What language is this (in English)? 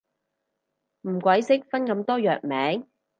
Cantonese